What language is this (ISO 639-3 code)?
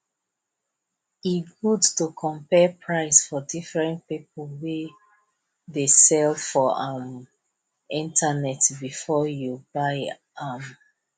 pcm